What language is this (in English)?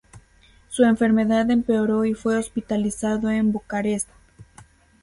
Spanish